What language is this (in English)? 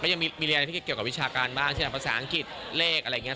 Thai